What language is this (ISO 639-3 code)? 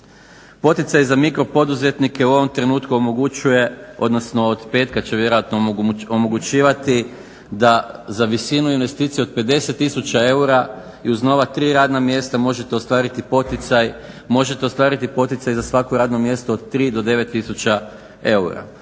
hrv